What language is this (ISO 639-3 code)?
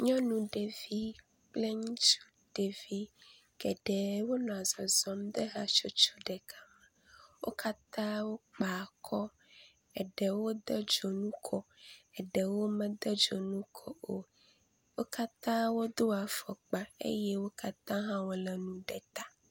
ewe